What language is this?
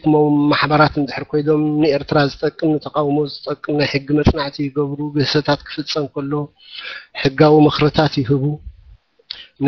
Arabic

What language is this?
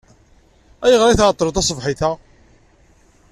Kabyle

